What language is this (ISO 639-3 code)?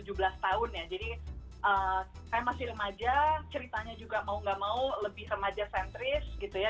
ind